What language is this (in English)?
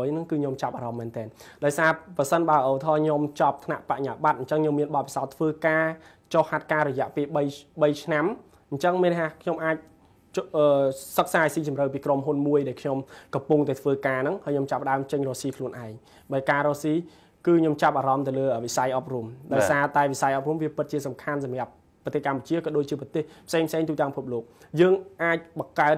Vietnamese